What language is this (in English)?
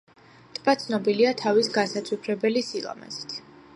Georgian